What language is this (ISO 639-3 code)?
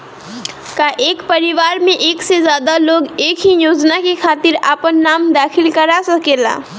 bho